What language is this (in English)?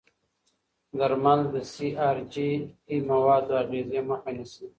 Pashto